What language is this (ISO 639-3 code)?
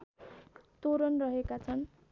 nep